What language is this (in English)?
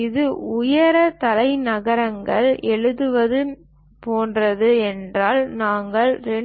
Tamil